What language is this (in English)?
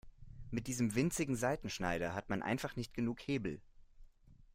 German